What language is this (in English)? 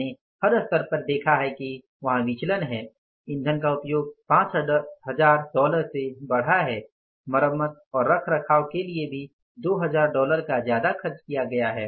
Hindi